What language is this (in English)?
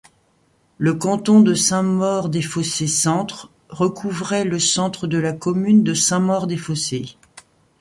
French